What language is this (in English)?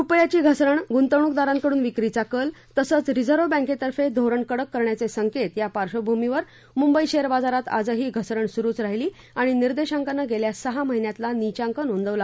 Marathi